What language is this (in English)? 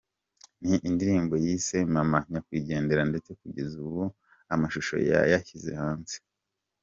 Kinyarwanda